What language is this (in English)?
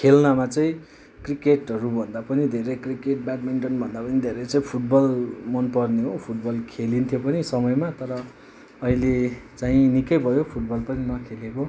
Nepali